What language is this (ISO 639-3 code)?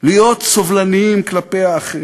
heb